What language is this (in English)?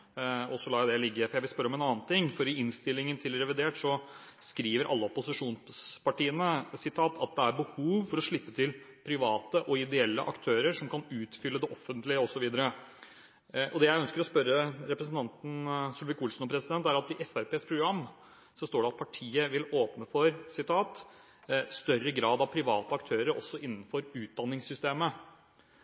Norwegian Bokmål